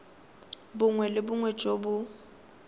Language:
Tswana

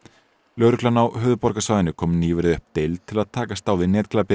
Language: Icelandic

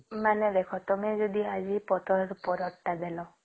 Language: Odia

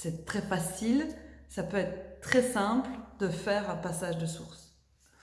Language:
French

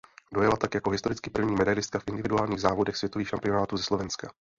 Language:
Czech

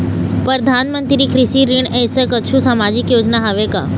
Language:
Chhattisgarhi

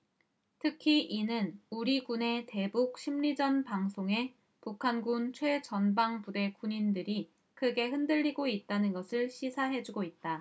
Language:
Korean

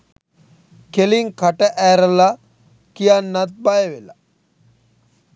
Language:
Sinhala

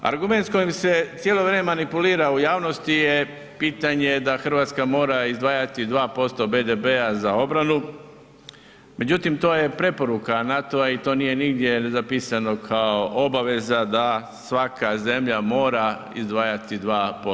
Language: Croatian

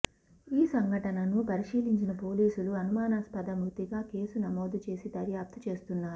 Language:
Telugu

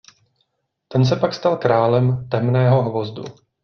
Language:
Czech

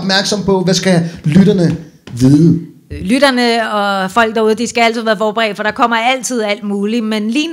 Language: Danish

